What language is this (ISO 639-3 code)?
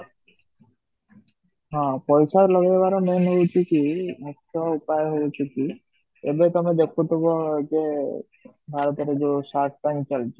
ori